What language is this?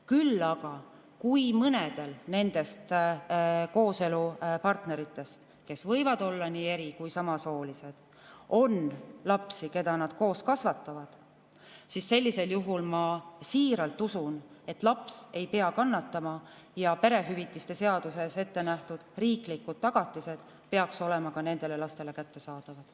Estonian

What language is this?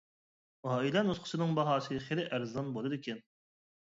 Uyghur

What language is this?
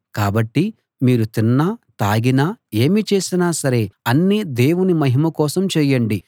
Telugu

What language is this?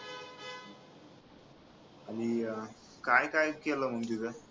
Marathi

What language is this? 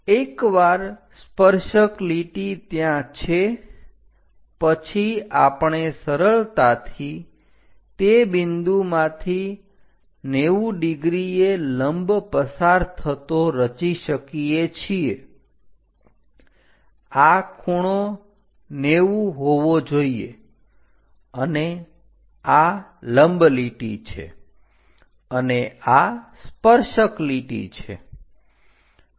Gujarati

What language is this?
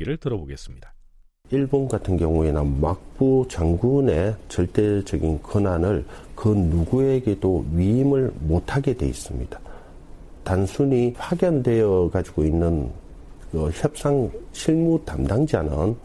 Korean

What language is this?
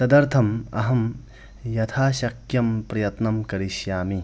Sanskrit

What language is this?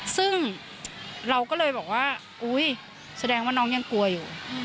Thai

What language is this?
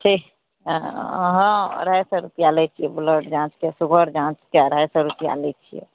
Maithili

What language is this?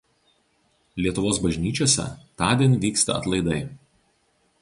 Lithuanian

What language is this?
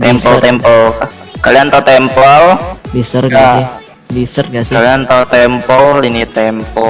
Indonesian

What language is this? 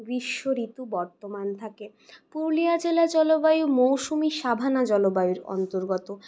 Bangla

